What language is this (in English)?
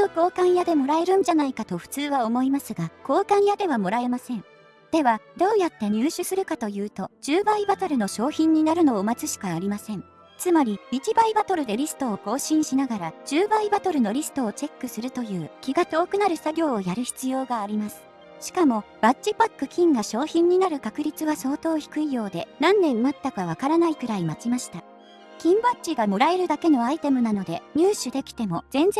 Japanese